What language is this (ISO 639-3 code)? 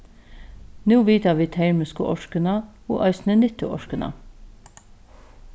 fao